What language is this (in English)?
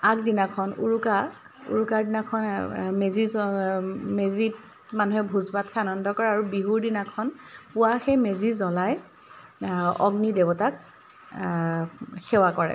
Assamese